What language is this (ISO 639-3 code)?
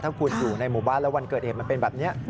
tha